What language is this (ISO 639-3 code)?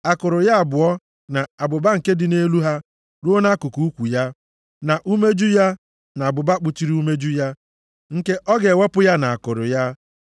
ibo